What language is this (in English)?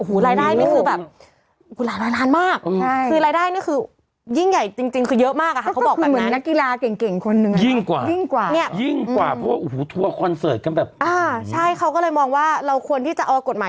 Thai